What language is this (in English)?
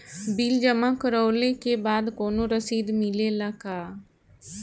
Bhojpuri